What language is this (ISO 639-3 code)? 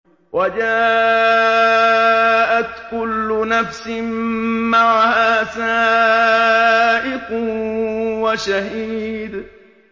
ara